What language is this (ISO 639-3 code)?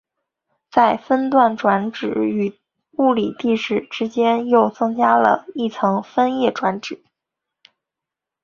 zho